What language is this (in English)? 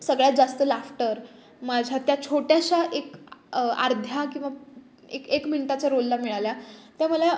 Marathi